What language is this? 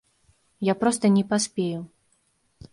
Belarusian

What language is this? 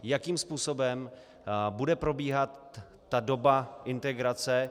Czech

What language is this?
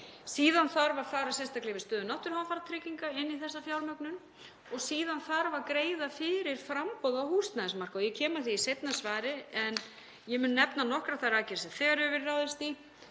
Icelandic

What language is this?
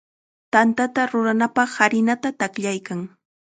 Chiquián Ancash Quechua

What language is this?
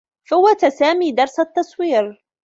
Arabic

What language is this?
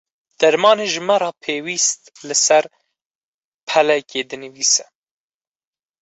Kurdish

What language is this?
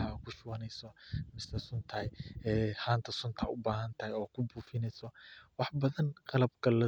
Somali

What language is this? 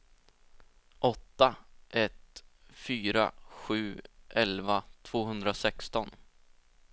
Swedish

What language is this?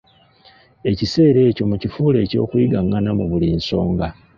Ganda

